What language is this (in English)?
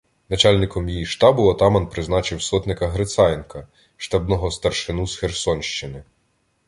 Ukrainian